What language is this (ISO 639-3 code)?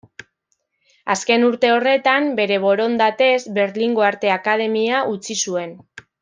eus